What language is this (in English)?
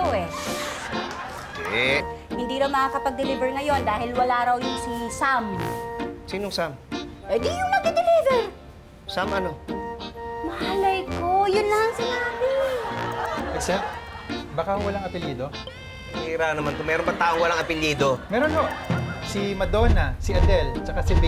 Filipino